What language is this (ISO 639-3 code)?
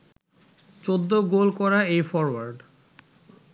ben